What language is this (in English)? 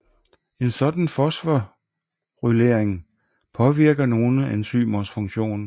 Danish